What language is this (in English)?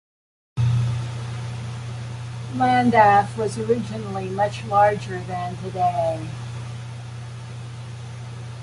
English